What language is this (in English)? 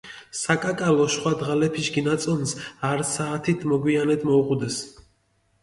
Mingrelian